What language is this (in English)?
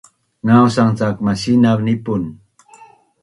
Bunun